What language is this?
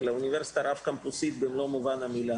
Hebrew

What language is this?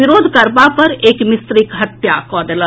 Maithili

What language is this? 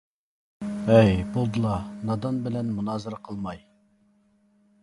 Uyghur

